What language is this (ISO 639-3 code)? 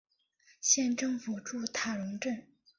zho